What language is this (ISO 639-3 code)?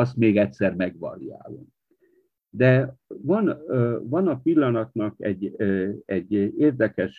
hun